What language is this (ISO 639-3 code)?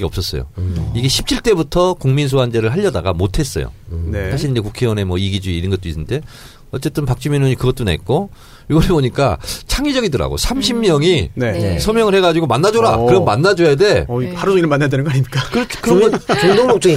kor